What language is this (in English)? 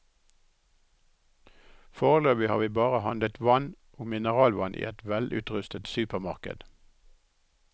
Norwegian